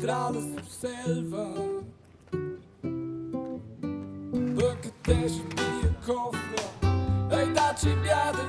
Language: German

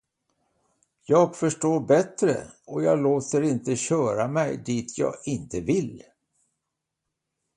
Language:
Swedish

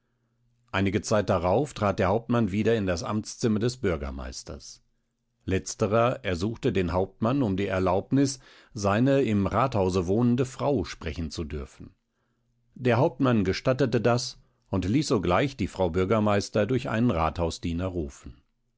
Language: German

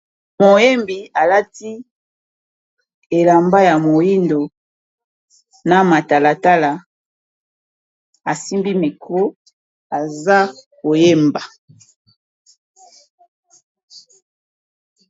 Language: Lingala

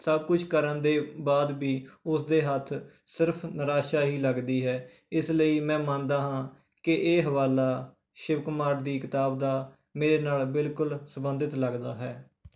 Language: Punjabi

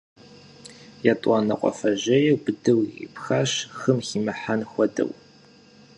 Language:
Kabardian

